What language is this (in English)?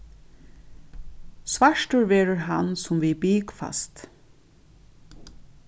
Faroese